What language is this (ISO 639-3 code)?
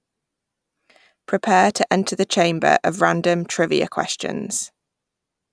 eng